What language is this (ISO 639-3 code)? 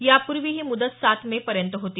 mar